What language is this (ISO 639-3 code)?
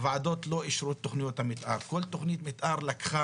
heb